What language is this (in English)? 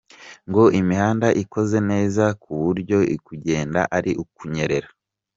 Kinyarwanda